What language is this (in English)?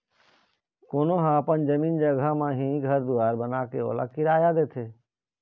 Chhattisgarhi